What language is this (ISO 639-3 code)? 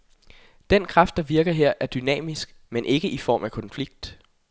dan